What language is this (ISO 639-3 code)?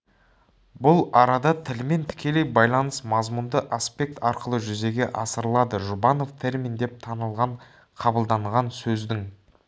kaz